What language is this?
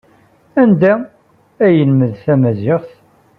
Kabyle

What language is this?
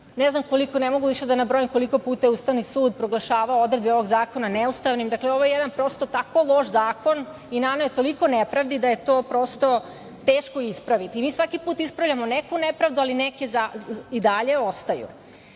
Serbian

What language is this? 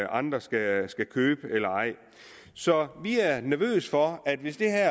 Danish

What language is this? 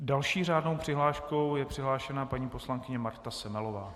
Czech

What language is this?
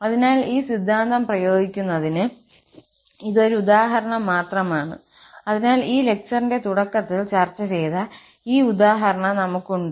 Malayalam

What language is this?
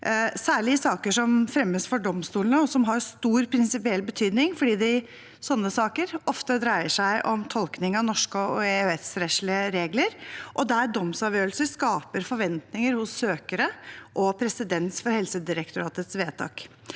Norwegian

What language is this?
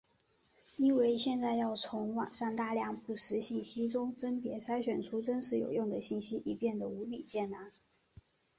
Chinese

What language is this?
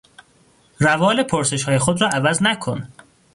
Persian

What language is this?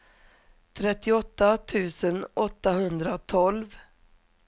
Swedish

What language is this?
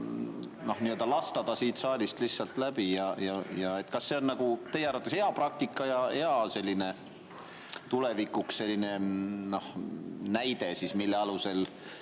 Estonian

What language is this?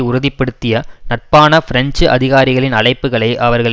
Tamil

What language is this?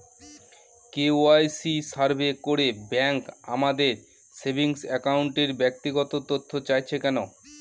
Bangla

